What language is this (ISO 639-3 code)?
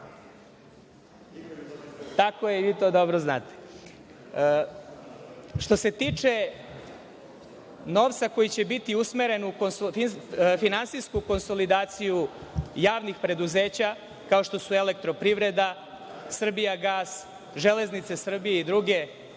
srp